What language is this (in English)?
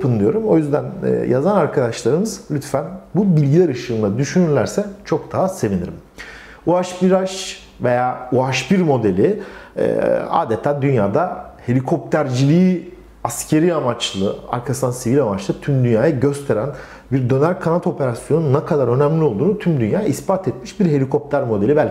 Turkish